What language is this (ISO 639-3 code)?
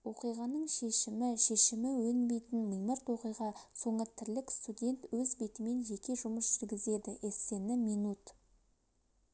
kaz